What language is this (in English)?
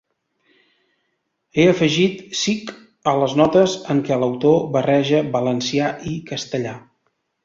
Catalan